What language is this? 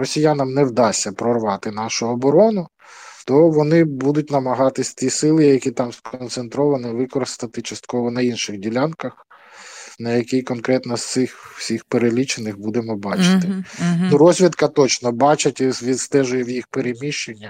Ukrainian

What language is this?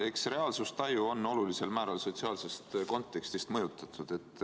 Estonian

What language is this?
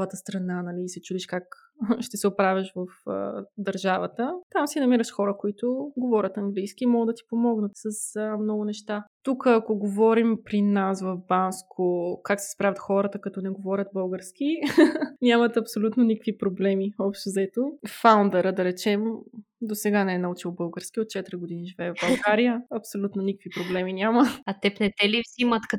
Bulgarian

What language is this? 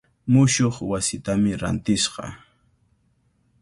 Cajatambo North Lima Quechua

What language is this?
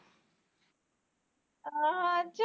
Punjabi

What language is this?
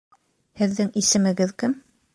Bashkir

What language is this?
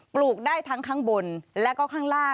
Thai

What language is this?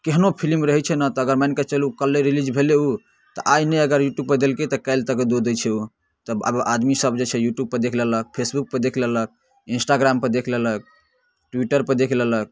Maithili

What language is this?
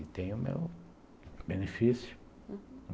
Portuguese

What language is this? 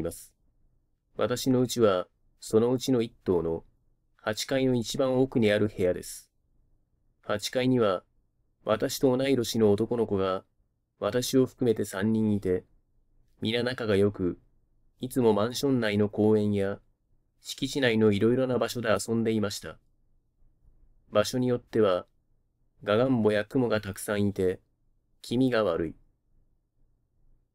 Japanese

